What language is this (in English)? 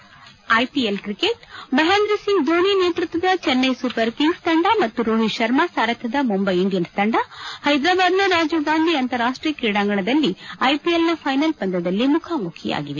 Kannada